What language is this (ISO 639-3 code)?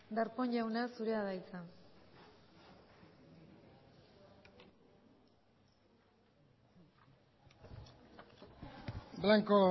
eus